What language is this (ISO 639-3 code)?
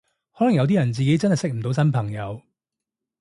yue